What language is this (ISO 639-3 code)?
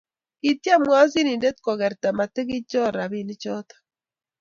kln